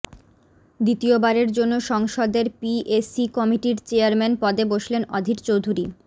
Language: Bangla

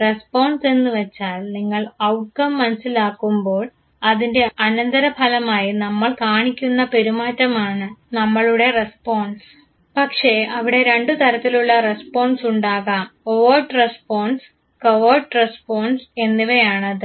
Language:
Malayalam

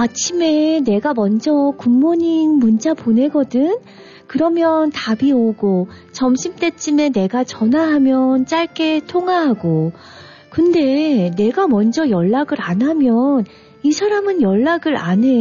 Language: Korean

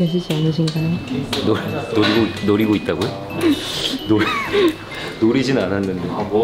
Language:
Korean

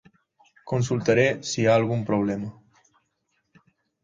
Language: Catalan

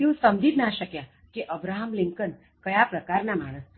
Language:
Gujarati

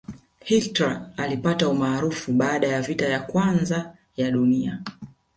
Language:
Swahili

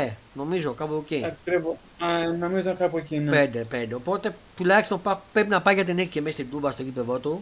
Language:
Greek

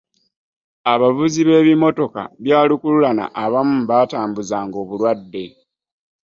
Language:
Ganda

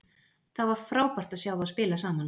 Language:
Icelandic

